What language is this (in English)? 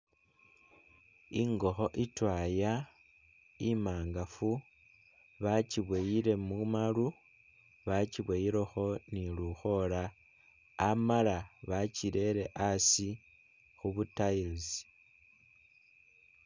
Masaaba